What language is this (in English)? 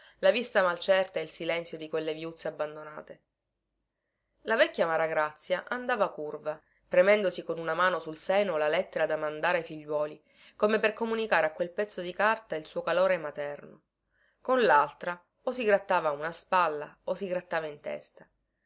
Italian